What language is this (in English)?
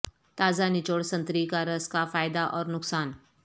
Urdu